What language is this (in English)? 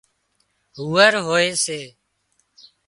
Wadiyara Koli